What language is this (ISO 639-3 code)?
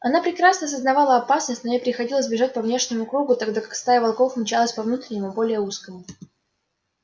rus